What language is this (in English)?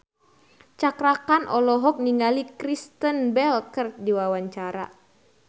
Sundanese